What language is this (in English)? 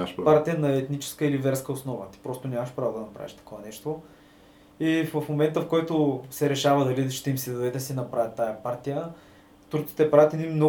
Bulgarian